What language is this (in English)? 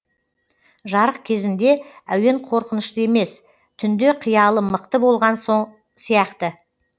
Kazakh